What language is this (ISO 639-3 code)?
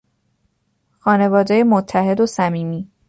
fas